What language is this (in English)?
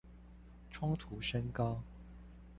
Chinese